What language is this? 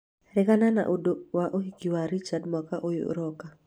Kikuyu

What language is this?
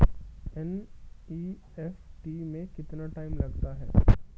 Hindi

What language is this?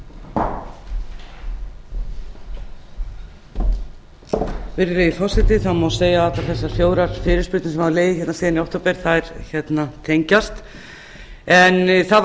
Icelandic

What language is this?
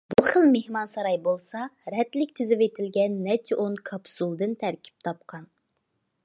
Uyghur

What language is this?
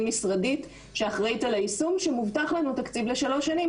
Hebrew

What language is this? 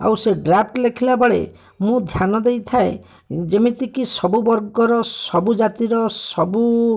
Odia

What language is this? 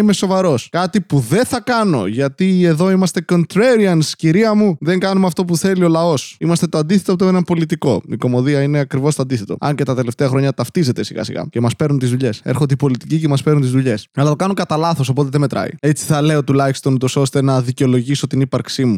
Greek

